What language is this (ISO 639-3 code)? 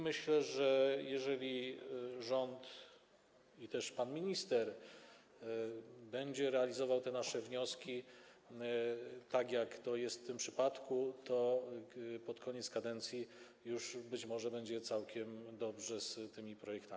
pol